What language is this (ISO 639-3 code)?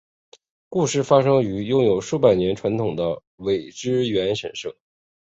zho